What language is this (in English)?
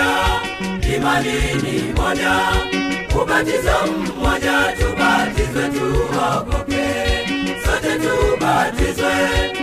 Swahili